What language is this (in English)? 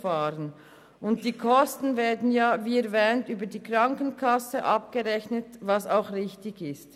Swiss German